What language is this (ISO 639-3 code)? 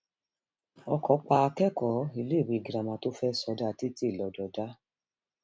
yor